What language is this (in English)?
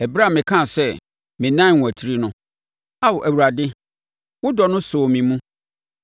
Akan